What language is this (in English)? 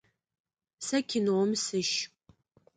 Adyghe